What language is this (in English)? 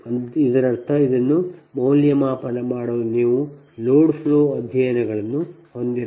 Kannada